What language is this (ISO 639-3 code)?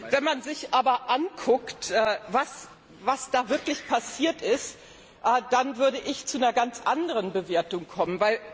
deu